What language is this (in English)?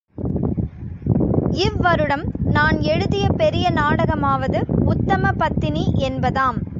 Tamil